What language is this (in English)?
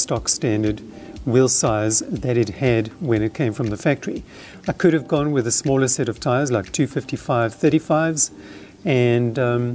English